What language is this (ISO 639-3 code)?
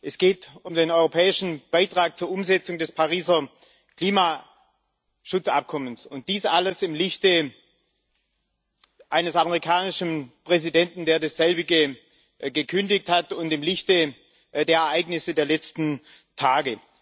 deu